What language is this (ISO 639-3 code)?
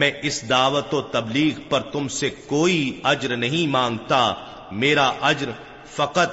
urd